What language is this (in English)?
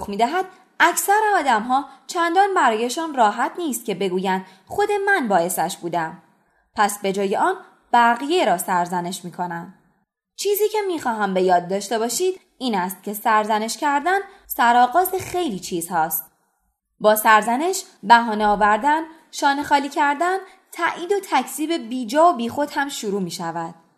Persian